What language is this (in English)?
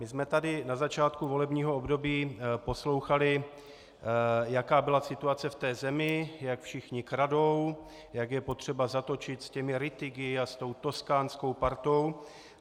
Czech